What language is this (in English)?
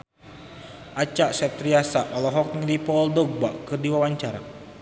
Sundanese